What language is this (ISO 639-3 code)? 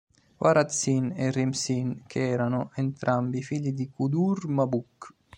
ita